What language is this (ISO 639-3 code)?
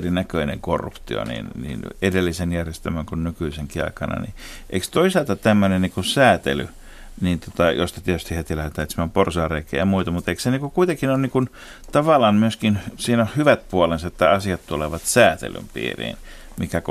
fin